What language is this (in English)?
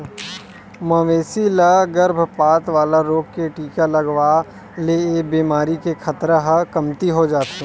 Chhattisgarhi